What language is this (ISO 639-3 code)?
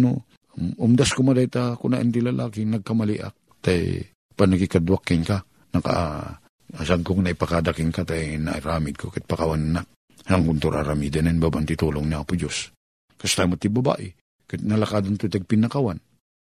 fil